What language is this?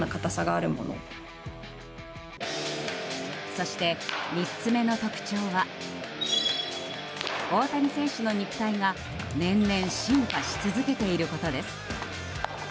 Japanese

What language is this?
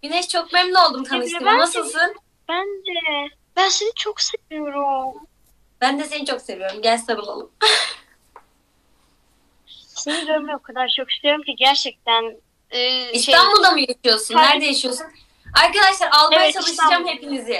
Turkish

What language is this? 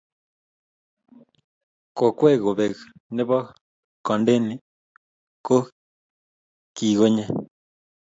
Kalenjin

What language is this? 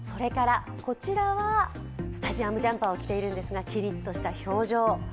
Japanese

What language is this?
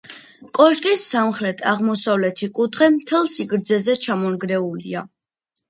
Georgian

